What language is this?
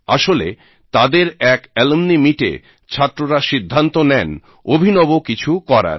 Bangla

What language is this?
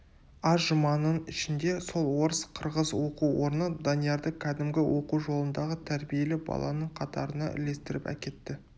Kazakh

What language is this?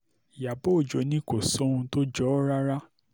Yoruba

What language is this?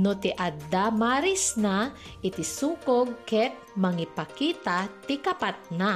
Filipino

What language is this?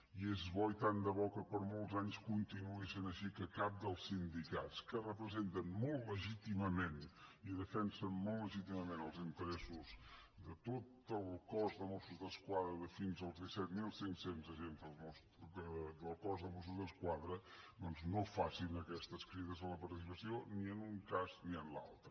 Catalan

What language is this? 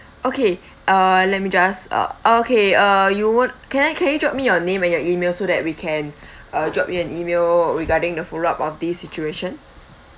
English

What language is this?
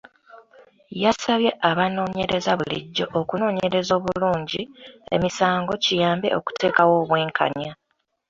Ganda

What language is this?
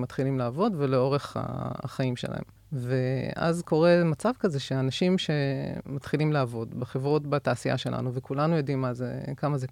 Hebrew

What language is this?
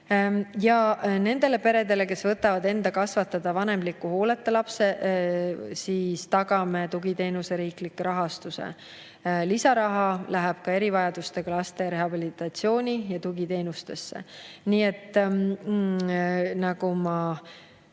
Estonian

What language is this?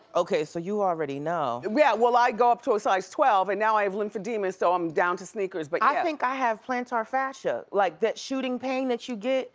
English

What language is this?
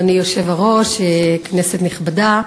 Hebrew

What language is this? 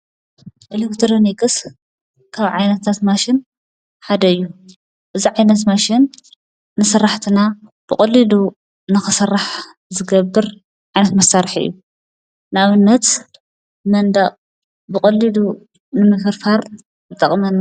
Tigrinya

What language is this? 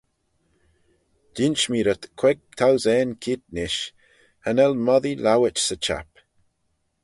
Manx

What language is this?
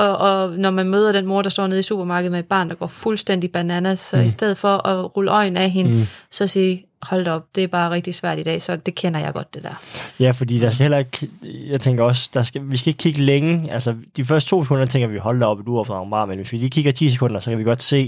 Danish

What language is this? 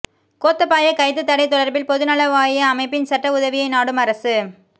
Tamil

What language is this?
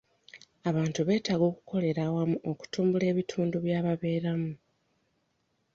Ganda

